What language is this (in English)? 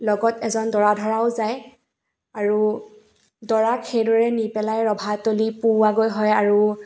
Assamese